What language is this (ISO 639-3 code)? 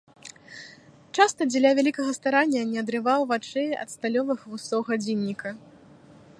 bel